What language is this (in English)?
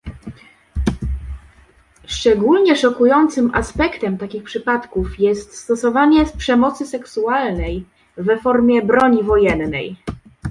Polish